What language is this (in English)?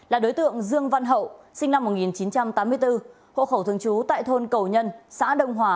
Vietnamese